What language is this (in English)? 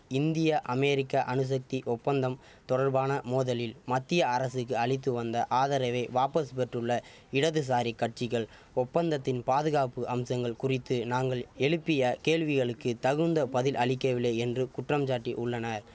Tamil